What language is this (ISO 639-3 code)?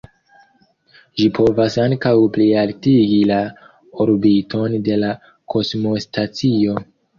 epo